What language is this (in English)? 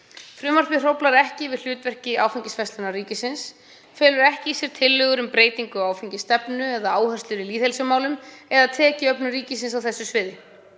Icelandic